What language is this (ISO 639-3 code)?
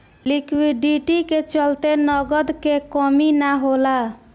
bho